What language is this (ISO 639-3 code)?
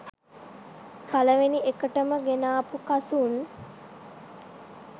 sin